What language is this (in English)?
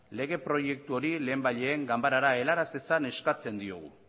Basque